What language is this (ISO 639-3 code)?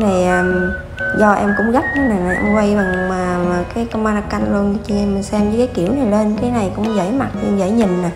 vie